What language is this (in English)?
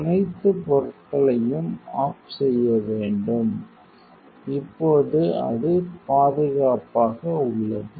Tamil